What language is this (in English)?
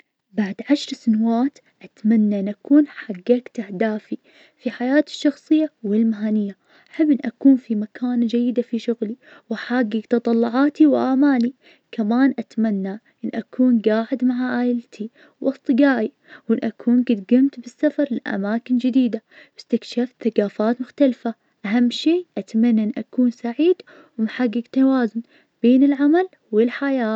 Najdi Arabic